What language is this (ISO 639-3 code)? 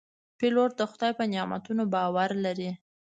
pus